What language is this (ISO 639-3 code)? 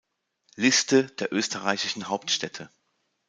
deu